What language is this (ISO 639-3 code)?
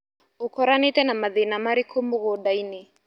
kik